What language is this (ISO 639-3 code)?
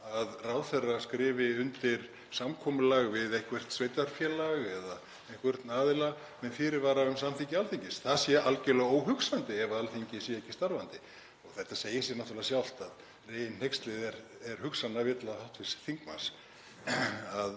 isl